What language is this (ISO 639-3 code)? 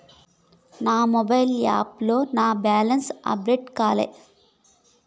tel